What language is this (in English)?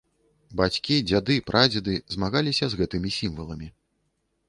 Belarusian